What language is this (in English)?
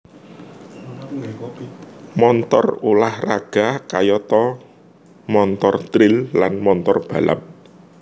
Javanese